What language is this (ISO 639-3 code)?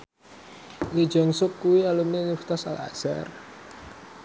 jav